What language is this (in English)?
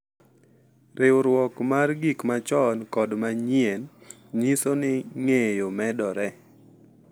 Luo (Kenya and Tanzania)